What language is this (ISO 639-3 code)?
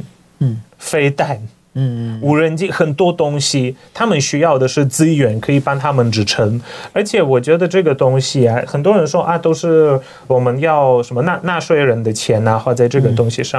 zho